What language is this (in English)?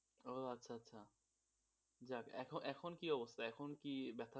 Bangla